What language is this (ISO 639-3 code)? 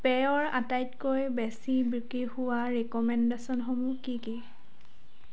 asm